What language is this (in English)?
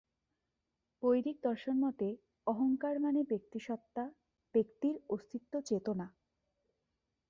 Bangla